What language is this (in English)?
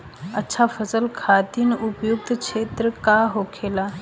Bhojpuri